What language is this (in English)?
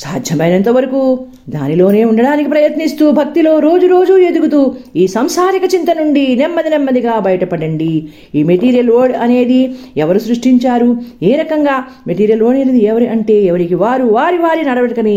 Telugu